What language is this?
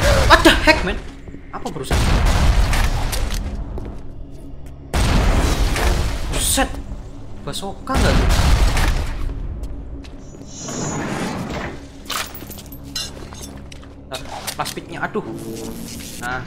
Indonesian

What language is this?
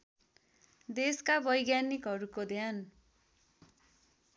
Nepali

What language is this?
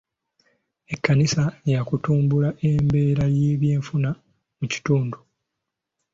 Ganda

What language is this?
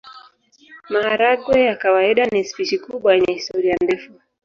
Swahili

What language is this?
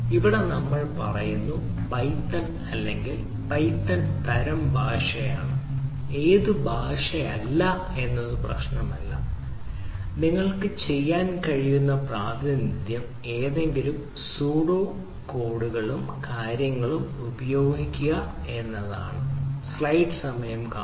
Malayalam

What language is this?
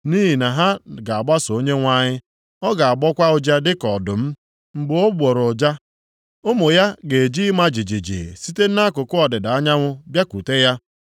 Igbo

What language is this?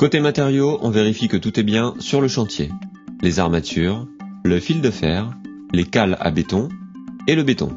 French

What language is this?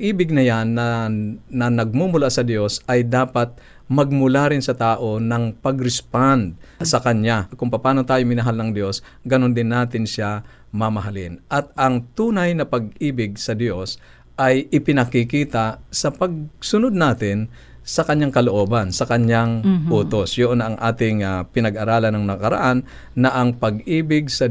Filipino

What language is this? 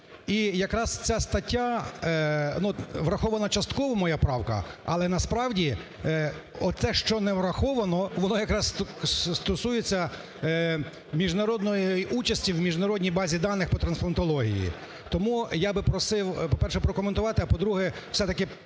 Ukrainian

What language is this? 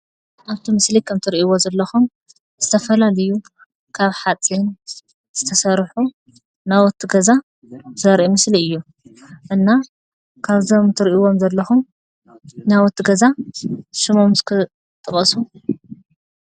Tigrinya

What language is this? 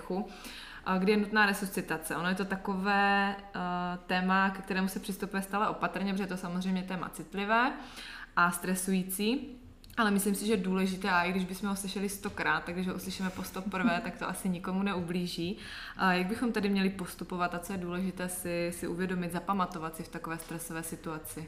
Czech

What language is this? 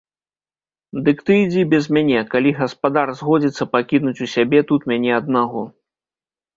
Belarusian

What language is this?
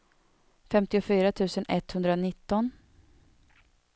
Swedish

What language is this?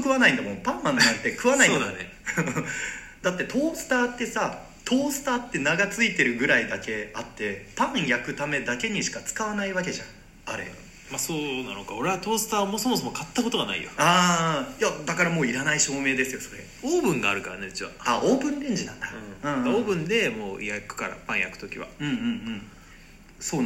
Japanese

